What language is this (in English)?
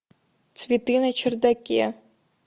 Russian